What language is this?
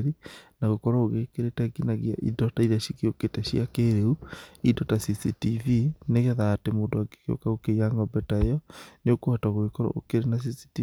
Kikuyu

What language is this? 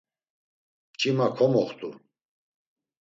Laz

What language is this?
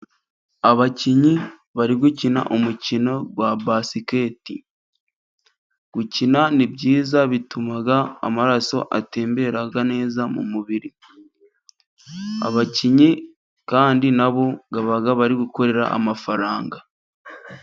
Kinyarwanda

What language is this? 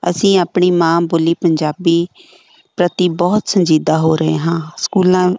Punjabi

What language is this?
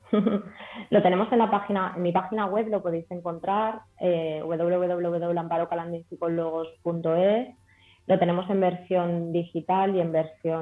Spanish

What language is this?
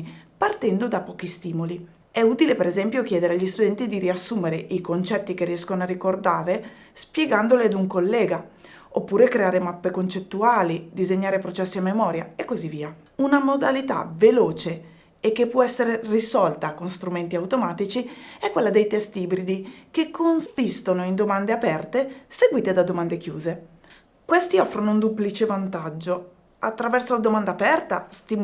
Italian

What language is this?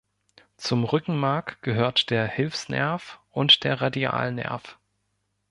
German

